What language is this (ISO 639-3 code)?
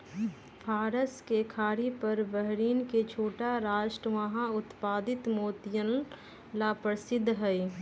mag